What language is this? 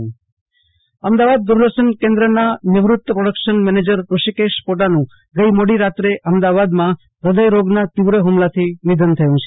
Gujarati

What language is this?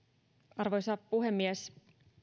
Finnish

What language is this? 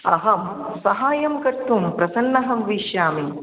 Sanskrit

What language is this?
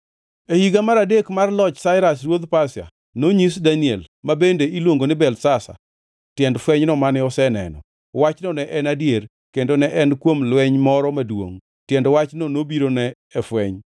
Luo (Kenya and Tanzania)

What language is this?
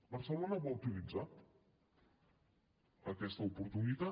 Catalan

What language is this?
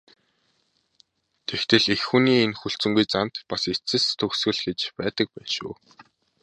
Mongolian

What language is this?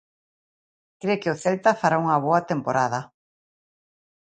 Galician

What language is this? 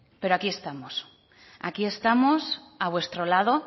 Spanish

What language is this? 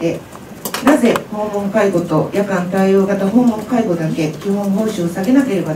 Japanese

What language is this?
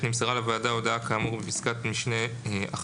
Hebrew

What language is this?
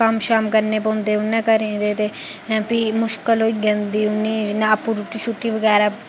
Dogri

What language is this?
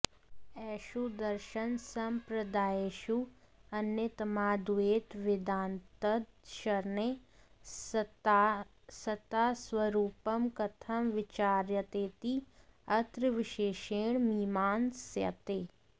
Sanskrit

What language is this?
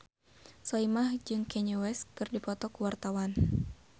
Sundanese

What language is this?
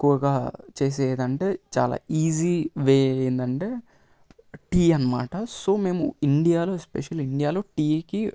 Telugu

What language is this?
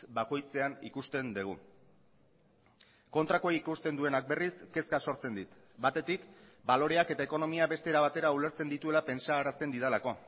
Basque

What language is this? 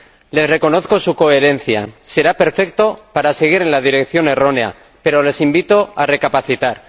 Spanish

